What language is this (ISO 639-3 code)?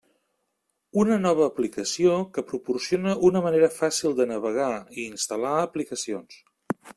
cat